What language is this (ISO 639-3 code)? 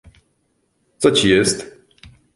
pol